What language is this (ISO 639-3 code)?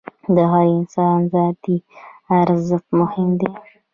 pus